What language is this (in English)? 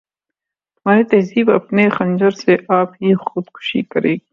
Urdu